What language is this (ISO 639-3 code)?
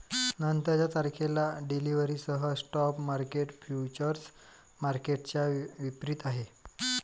mar